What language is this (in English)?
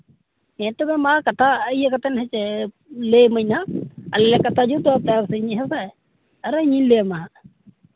Santali